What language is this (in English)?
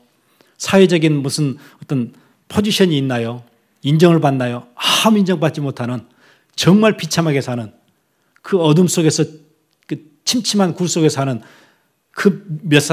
Korean